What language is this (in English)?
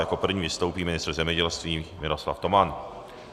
Czech